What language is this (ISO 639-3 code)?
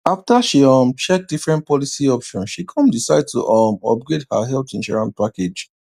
pcm